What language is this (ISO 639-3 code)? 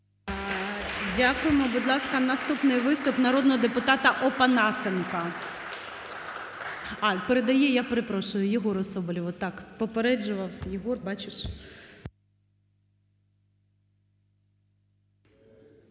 ukr